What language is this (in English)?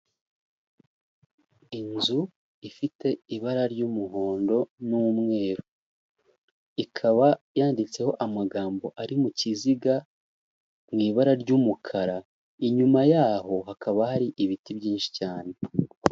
Kinyarwanda